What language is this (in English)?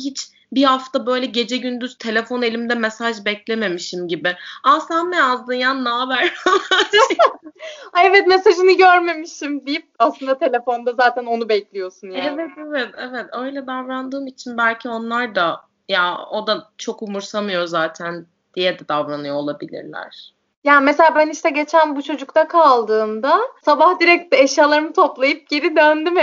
Turkish